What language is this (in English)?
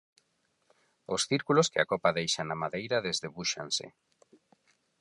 Galician